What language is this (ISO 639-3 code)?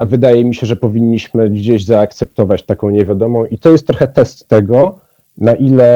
pol